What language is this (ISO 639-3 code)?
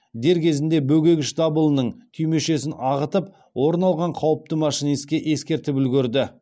kaz